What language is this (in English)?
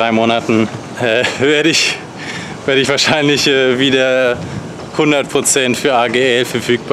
German